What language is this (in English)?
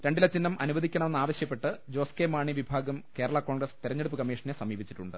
Malayalam